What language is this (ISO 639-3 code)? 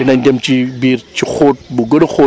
wol